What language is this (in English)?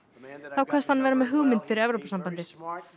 Icelandic